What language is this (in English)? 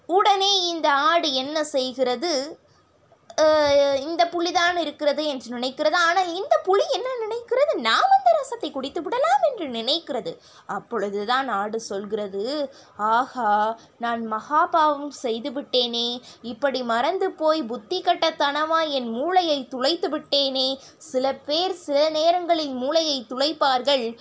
Tamil